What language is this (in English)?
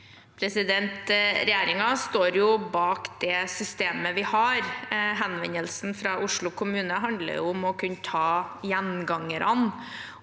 Norwegian